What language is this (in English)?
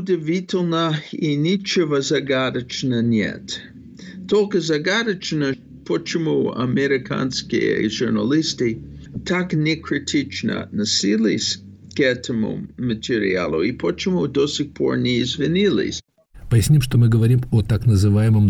Russian